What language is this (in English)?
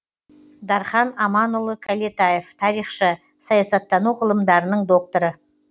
Kazakh